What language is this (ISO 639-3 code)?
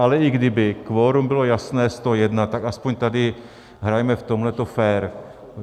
ces